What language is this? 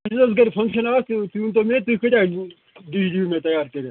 Kashmiri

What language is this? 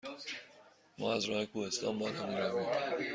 Persian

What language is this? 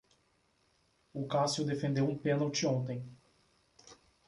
Portuguese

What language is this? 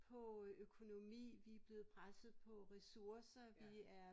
Danish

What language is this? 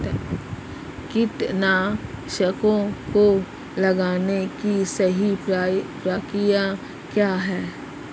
Hindi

